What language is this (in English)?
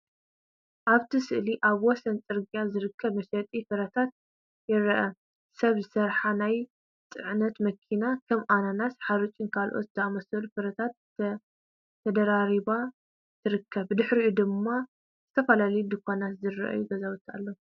Tigrinya